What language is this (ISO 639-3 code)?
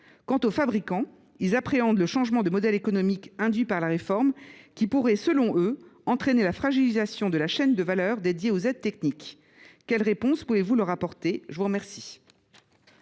fra